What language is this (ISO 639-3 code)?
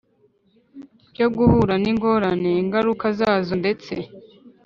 kin